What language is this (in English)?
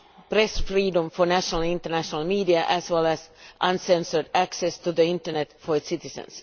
English